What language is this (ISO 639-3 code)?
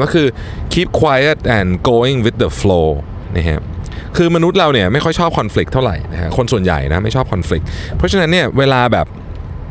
tha